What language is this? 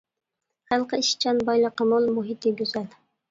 Uyghur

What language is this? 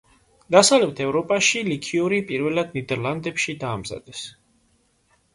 Georgian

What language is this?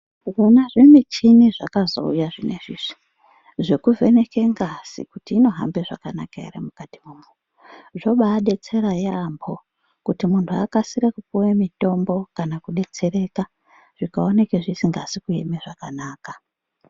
Ndau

